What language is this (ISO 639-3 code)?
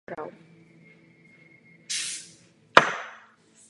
ces